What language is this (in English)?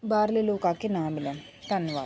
Punjabi